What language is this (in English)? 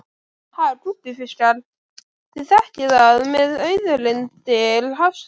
Icelandic